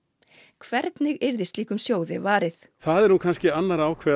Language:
Icelandic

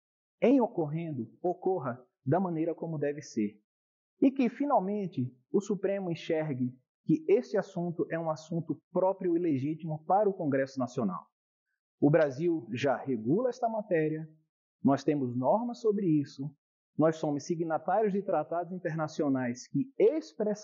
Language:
Portuguese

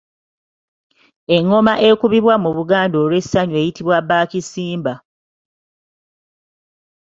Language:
Ganda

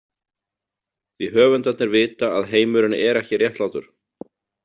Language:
Icelandic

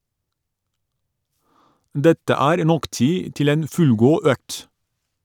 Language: Norwegian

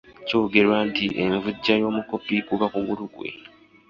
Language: Ganda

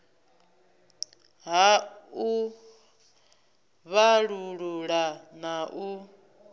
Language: Venda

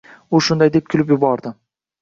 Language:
Uzbek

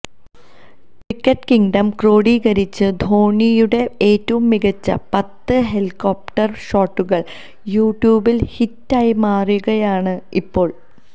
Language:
Malayalam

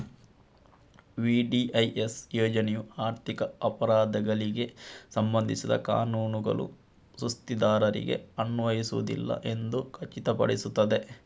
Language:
Kannada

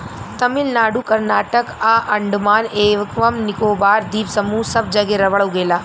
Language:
Bhojpuri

